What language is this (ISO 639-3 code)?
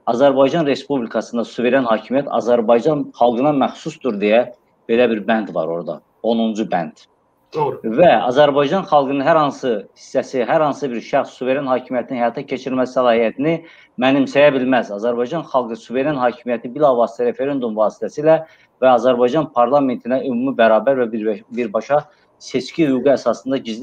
tur